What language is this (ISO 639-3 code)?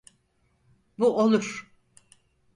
tur